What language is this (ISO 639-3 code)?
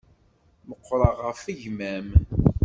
kab